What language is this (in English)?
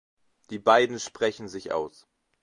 German